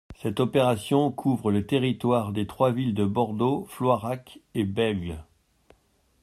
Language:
French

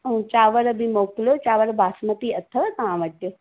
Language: Sindhi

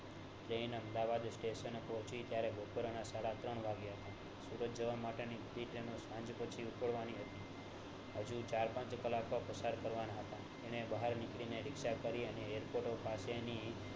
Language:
Gujarati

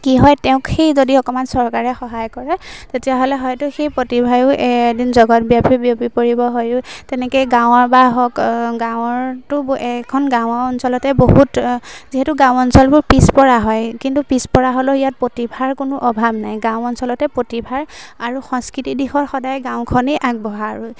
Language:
Assamese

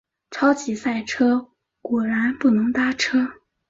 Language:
Chinese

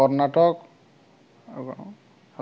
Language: Odia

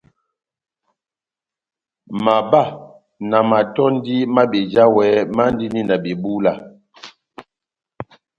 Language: Batanga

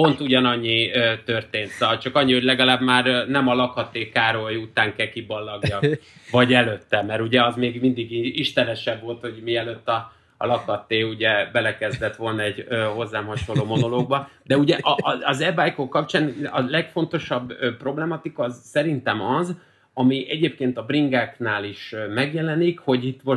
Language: Hungarian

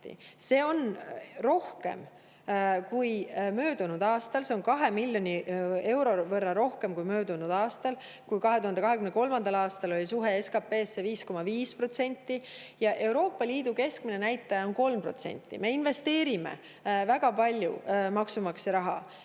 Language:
Estonian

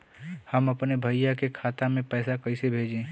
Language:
Bhojpuri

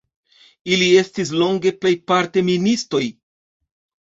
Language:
Esperanto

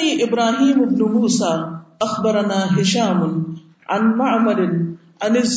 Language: Urdu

